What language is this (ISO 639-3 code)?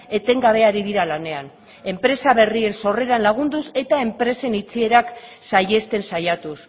eus